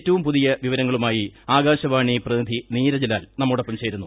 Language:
Malayalam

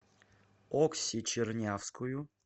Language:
Russian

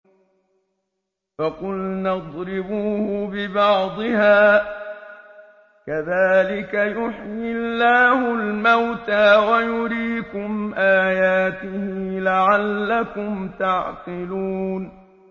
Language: Arabic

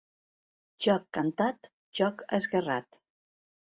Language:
Catalan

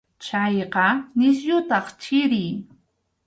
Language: Arequipa-La Unión Quechua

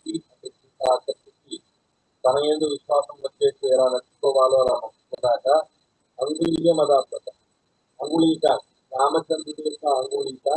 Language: Indonesian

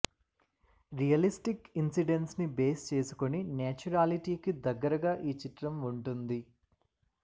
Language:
Telugu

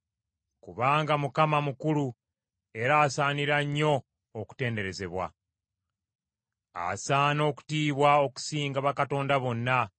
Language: Ganda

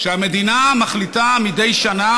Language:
Hebrew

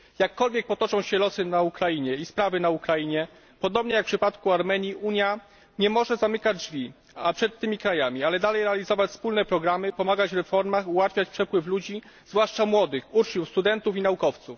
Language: Polish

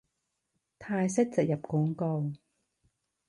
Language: Cantonese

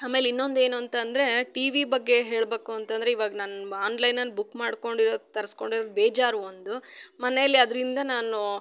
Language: Kannada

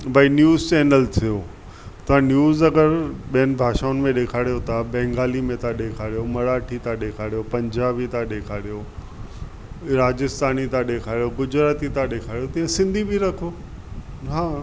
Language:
Sindhi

